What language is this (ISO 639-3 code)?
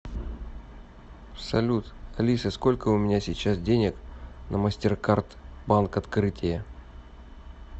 rus